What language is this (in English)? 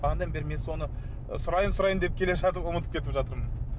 Kazakh